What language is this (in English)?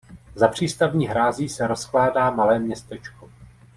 Czech